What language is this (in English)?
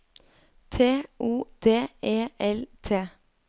Norwegian